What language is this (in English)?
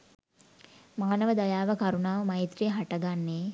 Sinhala